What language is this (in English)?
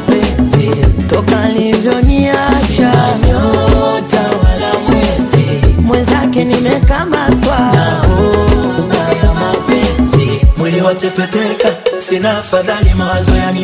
Swahili